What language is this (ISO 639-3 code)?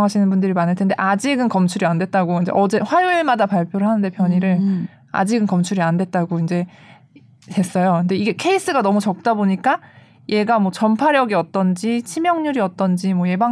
kor